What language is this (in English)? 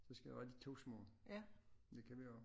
Danish